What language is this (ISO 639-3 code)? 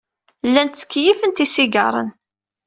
kab